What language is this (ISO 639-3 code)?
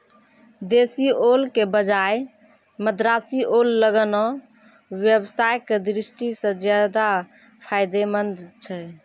mai